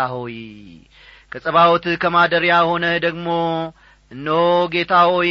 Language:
Amharic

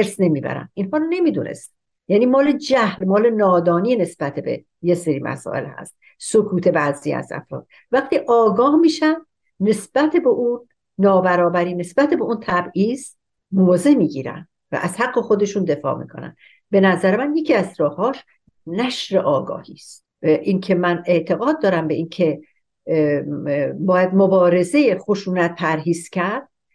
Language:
Persian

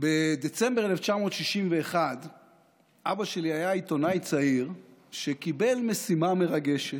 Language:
Hebrew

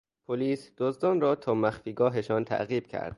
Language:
Persian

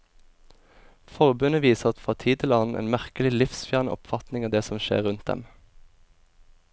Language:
Norwegian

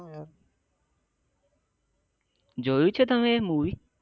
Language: Gujarati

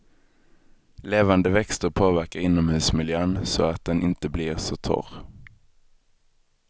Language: Swedish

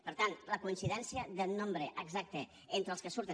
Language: Catalan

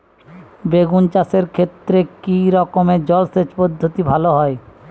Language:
Bangla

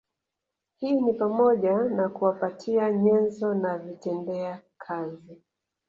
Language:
Swahili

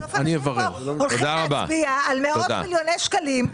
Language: Hebrew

